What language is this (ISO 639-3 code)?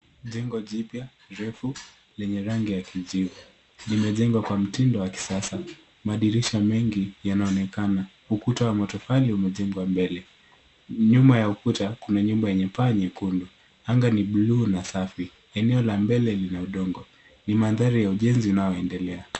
swa